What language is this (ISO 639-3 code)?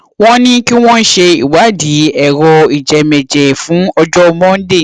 yor